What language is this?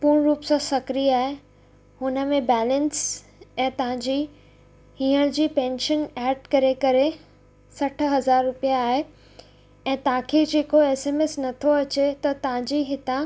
Sindhi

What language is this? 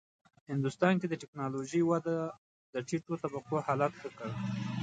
Pashto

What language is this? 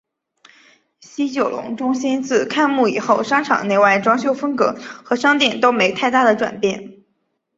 Chinese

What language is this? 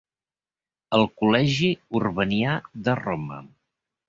Catalan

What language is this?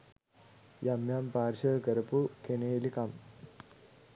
Sinhala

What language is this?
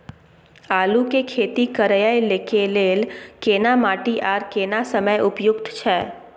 Maithili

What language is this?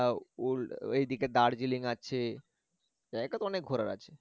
Bangla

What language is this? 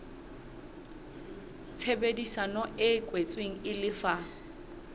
Southern Sotho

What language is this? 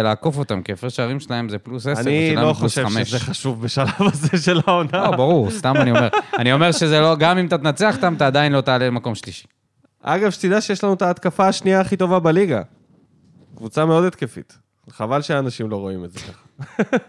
Hebrew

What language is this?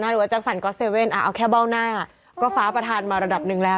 Thai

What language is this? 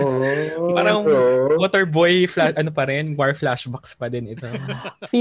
Filipino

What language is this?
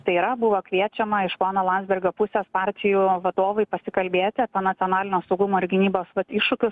Lithuanian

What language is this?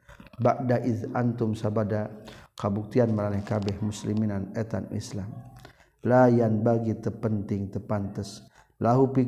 Malay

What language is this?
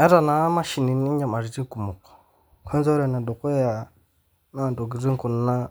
Masai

